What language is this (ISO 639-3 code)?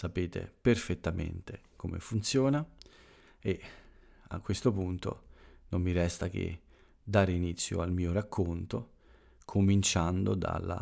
ita